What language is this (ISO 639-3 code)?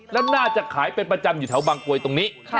tha